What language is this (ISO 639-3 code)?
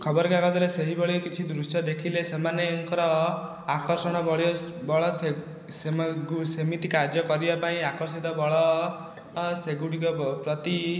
ori